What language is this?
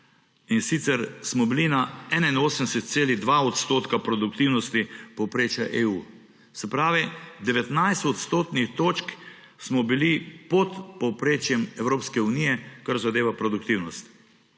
Slovenian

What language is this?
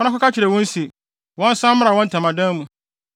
Akan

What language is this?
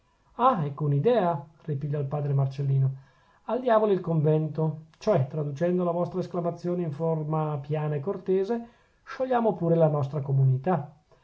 Italian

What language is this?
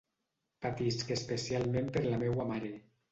Catalan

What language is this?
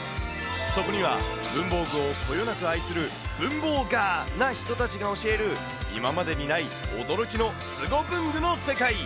Japanese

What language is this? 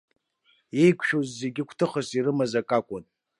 Abkhazian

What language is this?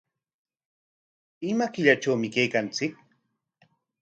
Corongo Ancash Quechua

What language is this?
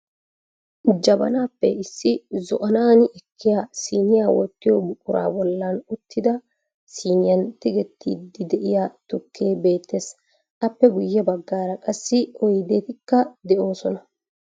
Wolaytta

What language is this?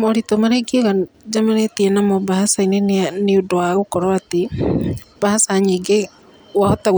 Kikuyu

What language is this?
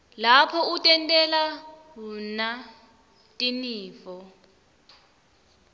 Swati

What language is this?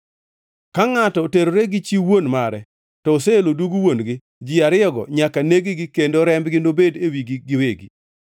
Luo (Kenya and Tanzania)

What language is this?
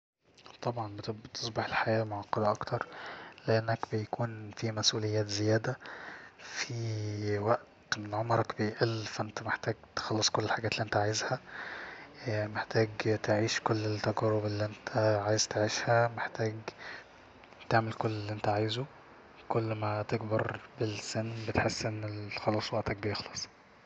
Egyptian Arabic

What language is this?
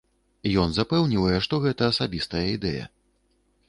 Belarusian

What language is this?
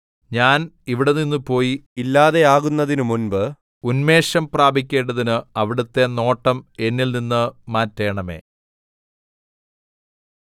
Malayalam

